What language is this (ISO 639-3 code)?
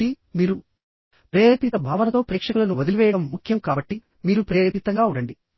tel